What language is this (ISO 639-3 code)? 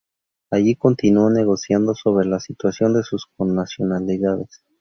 spa